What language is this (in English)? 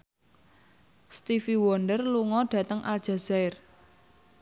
Javanese